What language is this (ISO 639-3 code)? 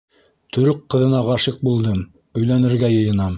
bak